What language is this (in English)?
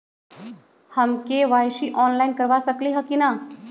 Magahi